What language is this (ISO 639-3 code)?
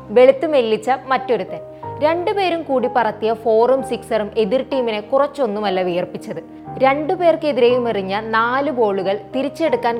mal